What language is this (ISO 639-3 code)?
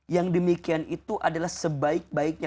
ind